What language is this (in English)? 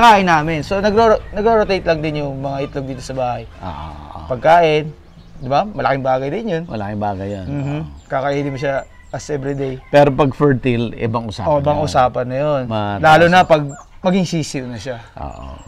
Filipino